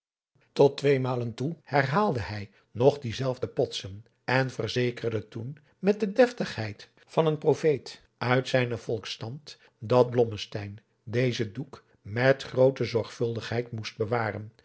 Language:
Dutch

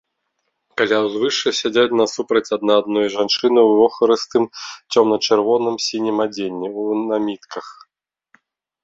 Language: Belarusian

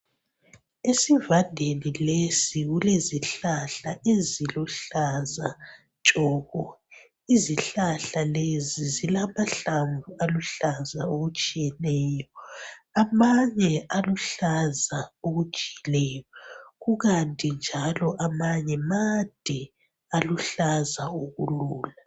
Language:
North Ndebele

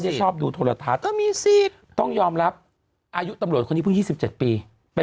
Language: Thai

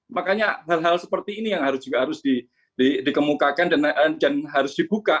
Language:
Indonesian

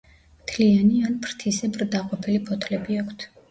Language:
Georgian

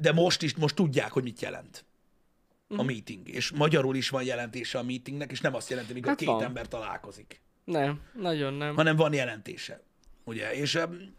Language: Hungarian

